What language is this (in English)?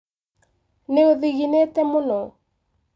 Kikuyu